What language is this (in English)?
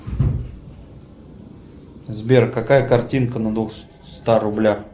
Russian